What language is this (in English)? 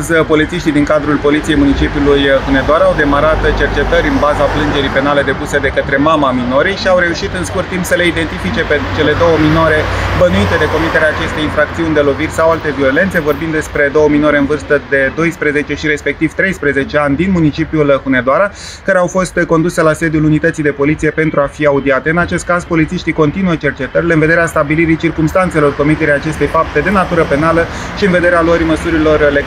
Romanian